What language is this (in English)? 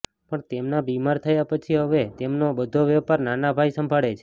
Gujarati